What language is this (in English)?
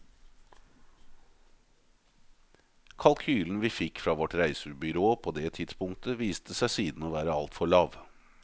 Norwegian